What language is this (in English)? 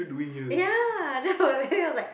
English